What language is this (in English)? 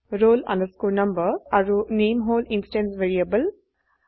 Assamese